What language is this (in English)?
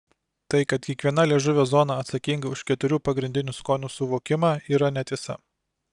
Lithuanian